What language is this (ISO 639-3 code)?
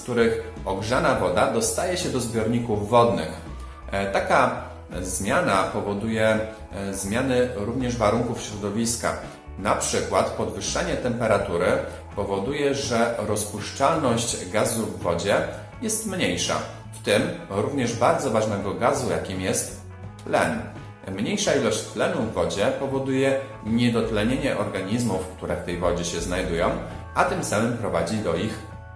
pol